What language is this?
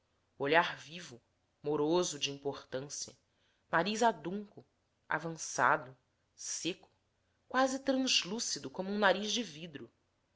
Portuguese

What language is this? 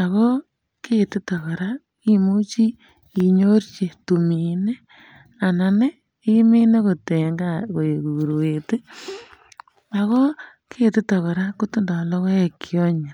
Kalenjin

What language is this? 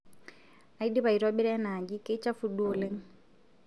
Masai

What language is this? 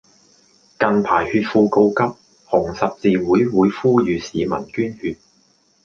Cantonese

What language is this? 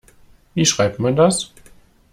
German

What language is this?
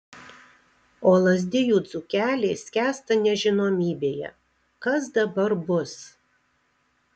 Lithuanian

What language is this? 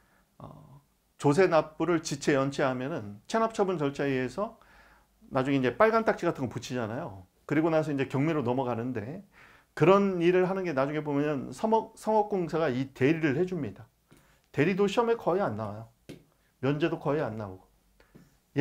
Korean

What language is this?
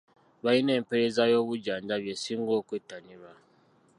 Ganda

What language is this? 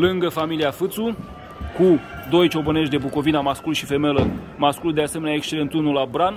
Romanian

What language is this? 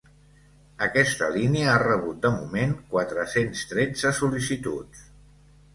Catalan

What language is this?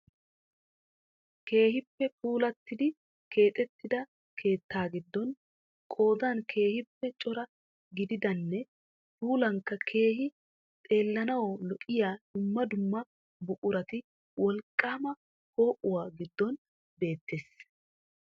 Wolaytta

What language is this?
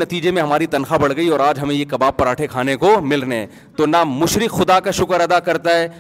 Urdu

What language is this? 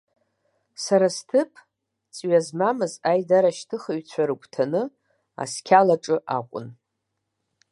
Abkhazian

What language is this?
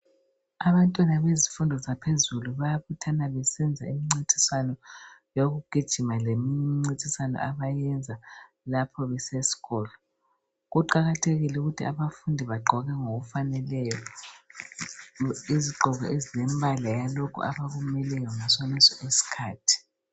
North Ndebele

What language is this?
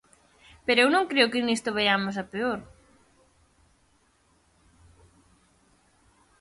Galician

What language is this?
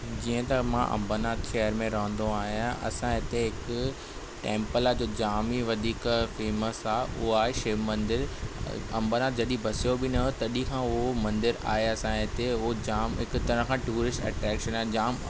Sindhi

